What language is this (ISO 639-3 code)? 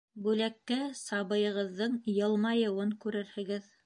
bak